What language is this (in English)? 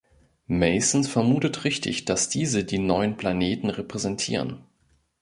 German